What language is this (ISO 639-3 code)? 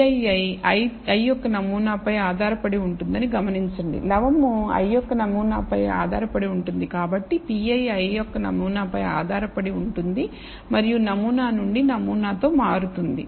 tel